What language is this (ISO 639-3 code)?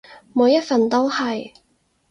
yue